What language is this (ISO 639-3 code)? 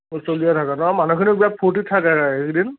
asm